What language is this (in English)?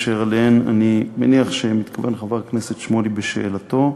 Hebrew